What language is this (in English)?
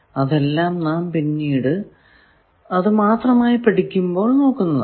Malayalam